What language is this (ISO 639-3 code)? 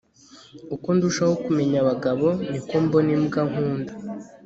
kin